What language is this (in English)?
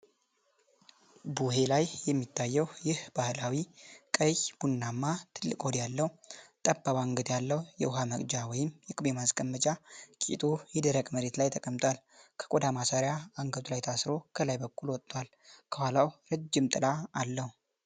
Amharic